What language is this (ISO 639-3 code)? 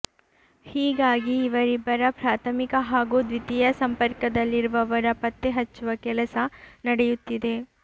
kan